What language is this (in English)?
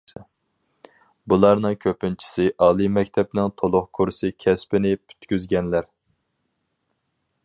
Uyghur